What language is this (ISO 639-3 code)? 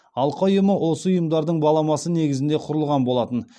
kaz